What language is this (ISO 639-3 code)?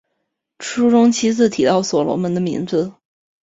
zho